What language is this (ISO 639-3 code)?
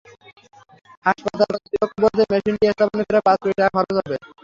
ben